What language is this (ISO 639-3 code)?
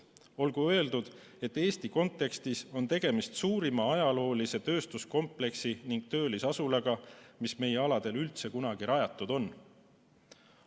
est